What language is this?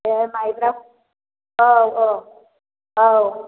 Bodo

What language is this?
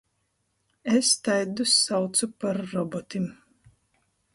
Latgalian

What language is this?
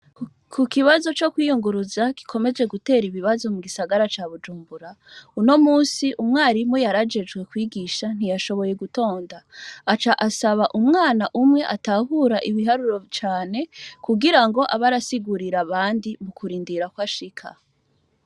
Rundi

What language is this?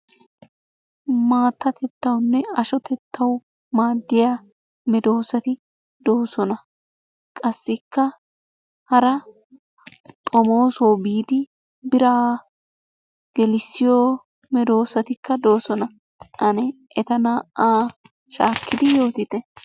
Wolaytta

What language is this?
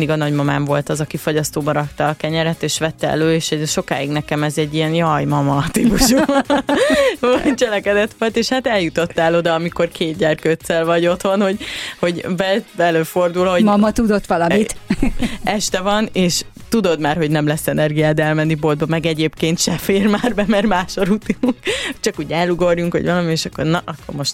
Hungarian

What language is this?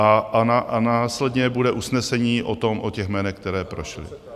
Czech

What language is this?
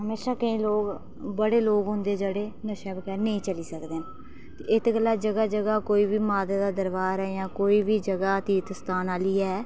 Dogri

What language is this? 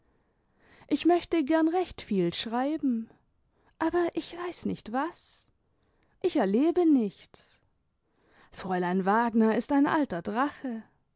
German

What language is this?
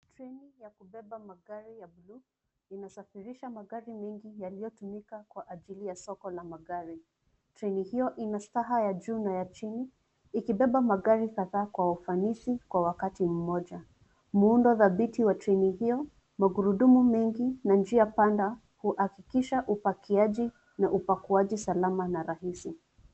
Swahili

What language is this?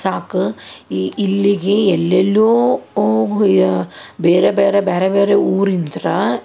Kannada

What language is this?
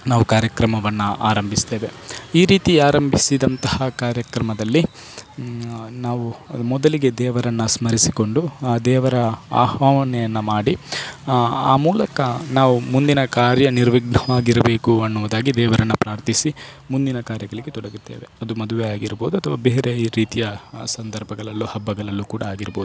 Kannada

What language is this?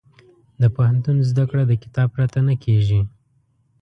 Pashto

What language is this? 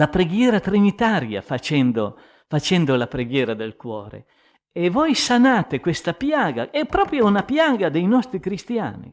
Italian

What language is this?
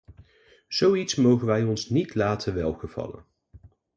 Dutch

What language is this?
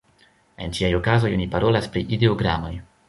Esperanto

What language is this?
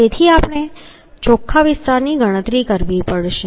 Gujarati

